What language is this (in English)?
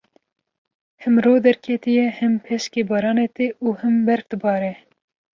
Kurdish